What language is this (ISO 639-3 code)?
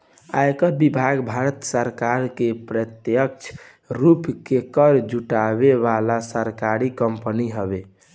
bho